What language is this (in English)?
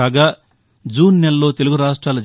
Telugu